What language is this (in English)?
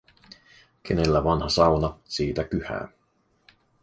Finnish